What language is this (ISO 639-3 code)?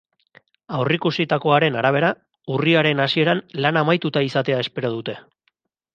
eus